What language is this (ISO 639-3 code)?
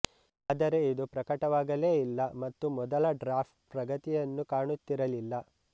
kan